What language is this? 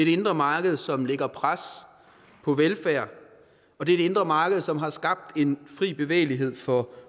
Danish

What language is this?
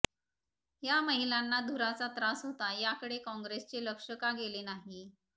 Marathi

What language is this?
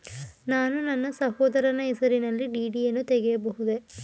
Kannada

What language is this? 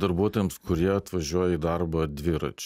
Lithuanian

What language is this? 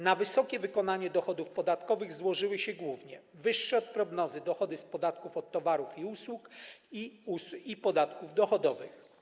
Polish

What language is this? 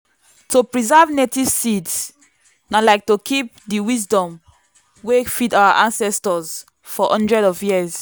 Nigerian Pidgin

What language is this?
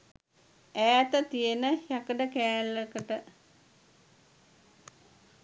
Sinhala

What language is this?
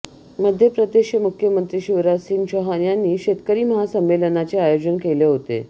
Marathi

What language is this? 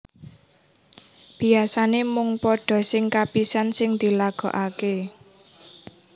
Javanese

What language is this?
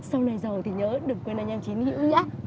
Vietnamese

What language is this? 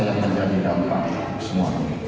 Indonesian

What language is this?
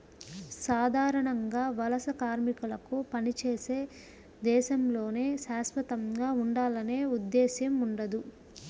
Telugu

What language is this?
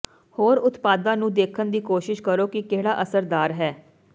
Punjabi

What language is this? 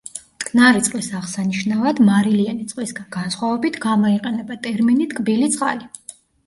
Georgian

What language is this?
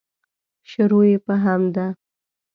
Pashto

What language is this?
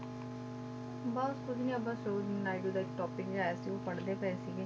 Punjabi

